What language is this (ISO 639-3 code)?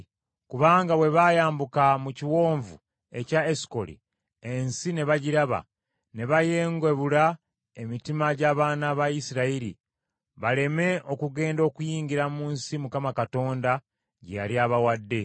lug